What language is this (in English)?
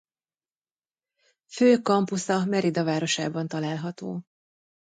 Hungarian